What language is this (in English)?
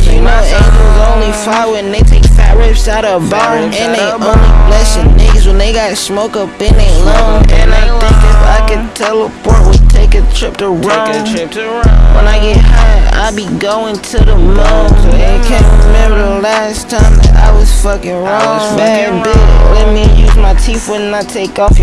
English